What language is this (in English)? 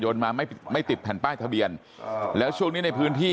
Thai